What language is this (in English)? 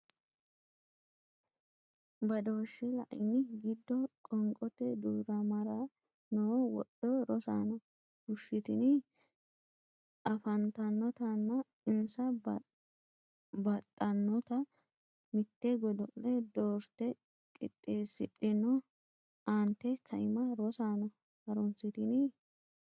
Sidamo